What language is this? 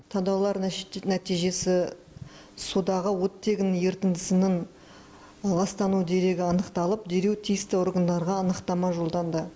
Kazakh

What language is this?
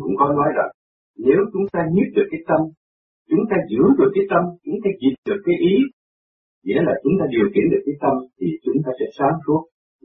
Vietnamese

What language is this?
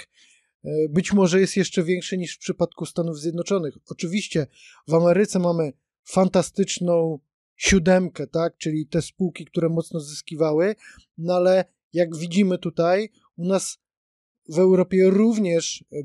Polish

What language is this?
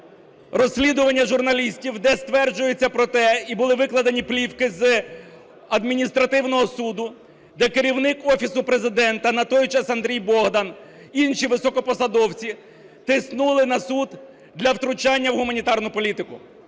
Ukrainian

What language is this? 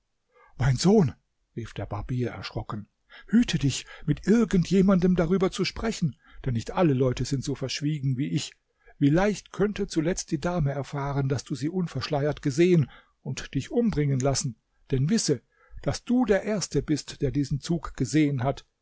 German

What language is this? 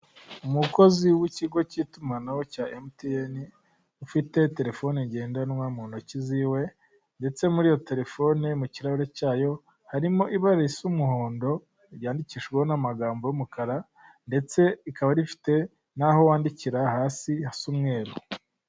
Kinyarwanda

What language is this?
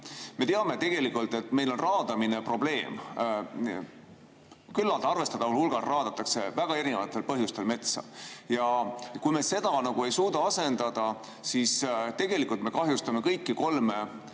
Estonian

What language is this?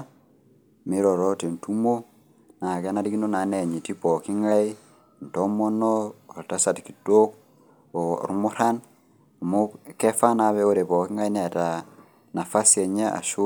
Masai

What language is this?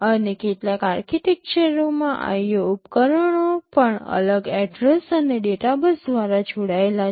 Gujarati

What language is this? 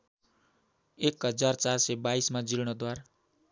Nepali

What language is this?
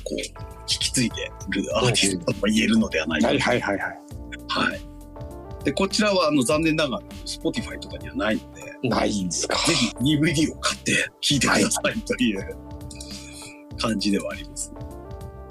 Japanese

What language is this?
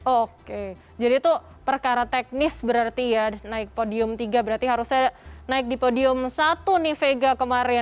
Indonesian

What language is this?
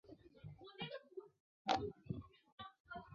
Chinese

